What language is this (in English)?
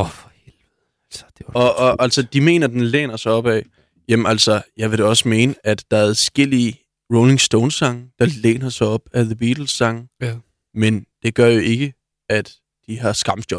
Danish